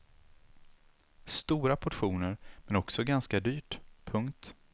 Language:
Swedish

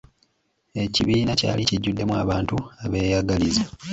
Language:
Ganda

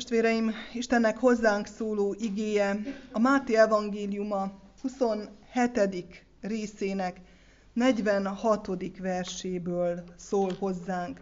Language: Hungarian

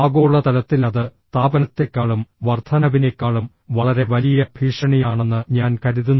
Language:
Malayalam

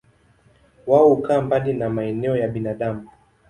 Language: Swahili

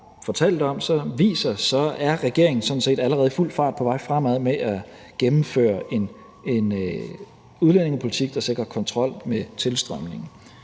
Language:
Danish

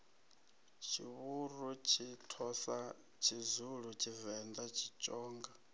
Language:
Venda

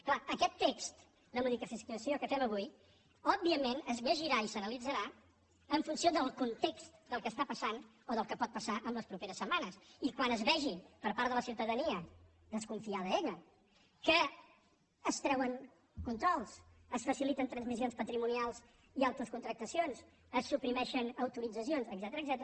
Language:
Catalan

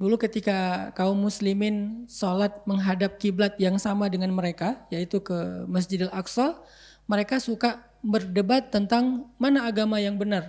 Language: Indonesian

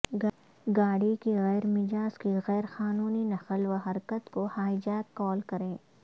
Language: Urdu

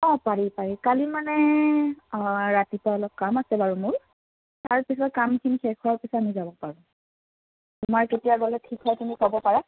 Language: Assamese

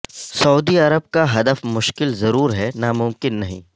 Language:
Urdu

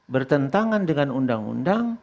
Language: Indonesian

